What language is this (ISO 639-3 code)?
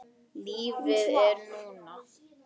isl